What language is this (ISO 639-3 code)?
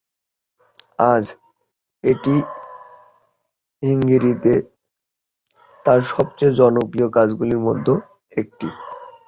ben